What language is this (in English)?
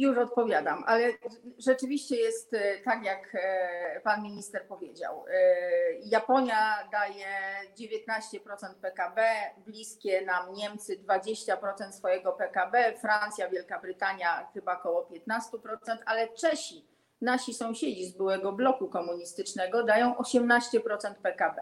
Polish